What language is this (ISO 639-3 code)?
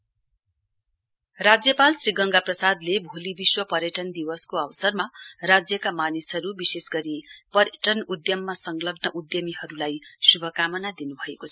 nep